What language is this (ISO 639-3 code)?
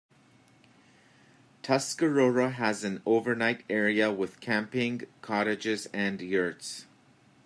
eng